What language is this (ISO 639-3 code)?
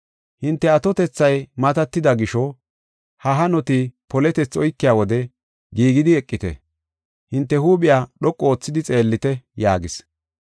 gof